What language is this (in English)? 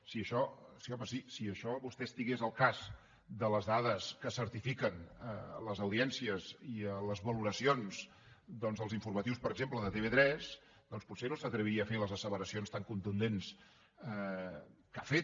Catalan